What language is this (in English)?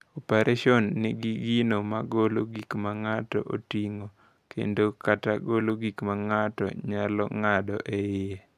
Luo (Kenya and Tanzania)